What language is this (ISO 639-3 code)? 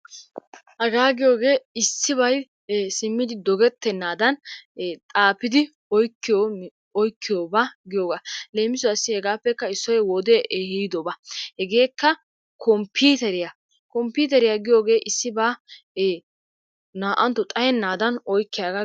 wal